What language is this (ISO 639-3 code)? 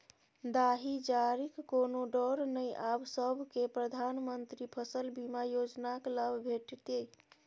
mai